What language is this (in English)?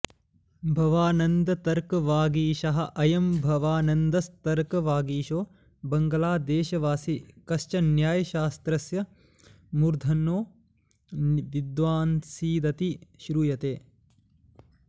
Sanskrit